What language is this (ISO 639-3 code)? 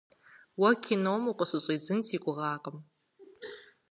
kbd